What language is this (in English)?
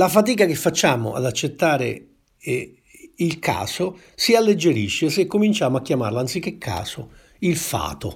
Italian